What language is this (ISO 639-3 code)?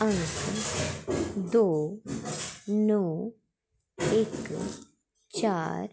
doi